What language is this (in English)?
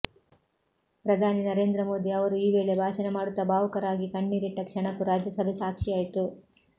Kannada